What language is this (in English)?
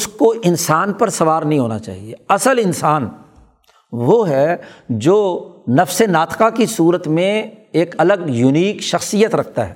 Urdu